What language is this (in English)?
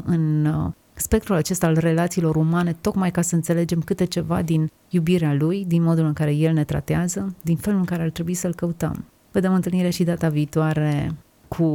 Romanian